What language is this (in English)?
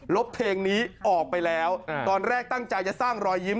Thai